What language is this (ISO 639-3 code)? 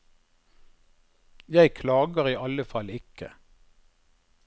nor